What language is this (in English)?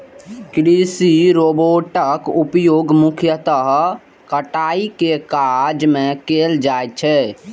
Maithili